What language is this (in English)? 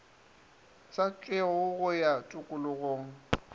Northern Sotho